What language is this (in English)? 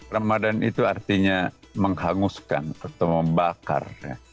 Indonesian